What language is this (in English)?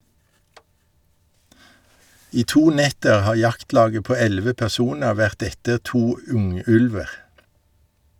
Norwegian